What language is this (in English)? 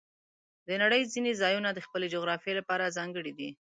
Pashto